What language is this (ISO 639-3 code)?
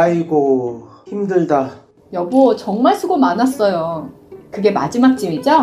kor